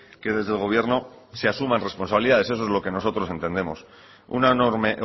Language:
Spanish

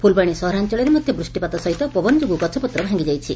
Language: Odia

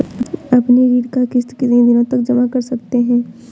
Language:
Hindi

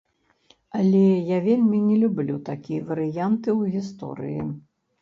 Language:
Belarusian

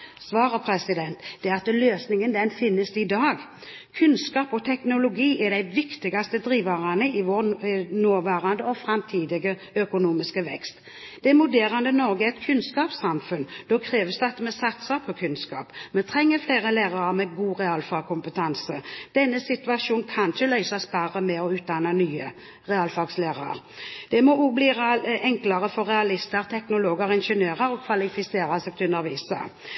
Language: Norwegian Bokmål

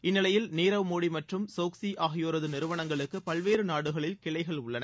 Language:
Tamil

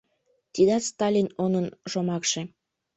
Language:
Mari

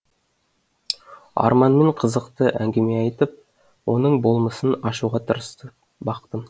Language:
Kazakh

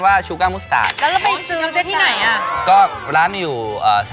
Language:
Thai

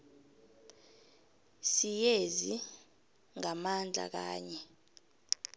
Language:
South Ndebele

